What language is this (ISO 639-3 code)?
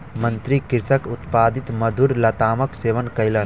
mai